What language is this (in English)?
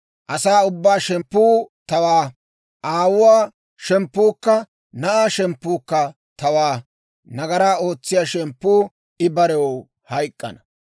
Dawro